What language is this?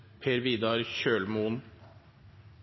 Norwegian Bokmål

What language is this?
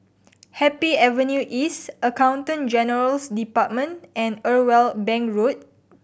English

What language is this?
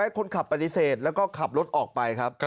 Thai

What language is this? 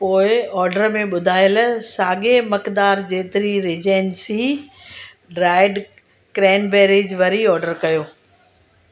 Sindhi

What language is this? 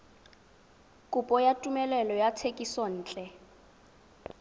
Tswana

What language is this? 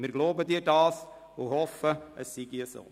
Swiss German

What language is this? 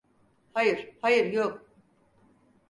Turkish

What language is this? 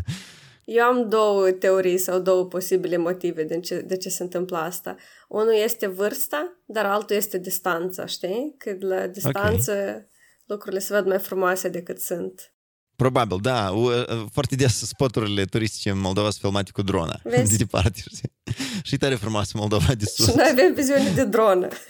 Romanian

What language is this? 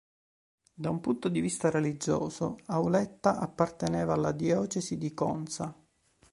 Italian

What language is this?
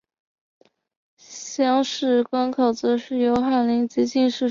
Chinese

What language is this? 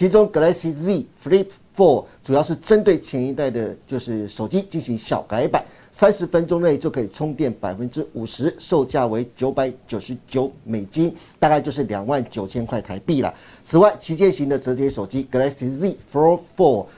Chinese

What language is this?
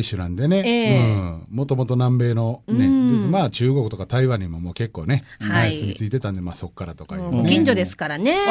Japanese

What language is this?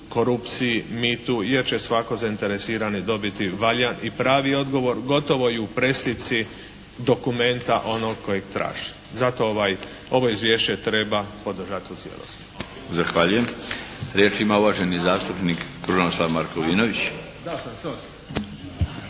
Croatian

